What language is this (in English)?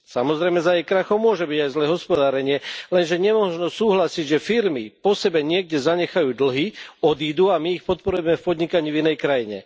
Slovak